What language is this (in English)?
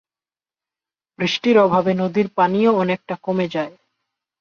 Bangla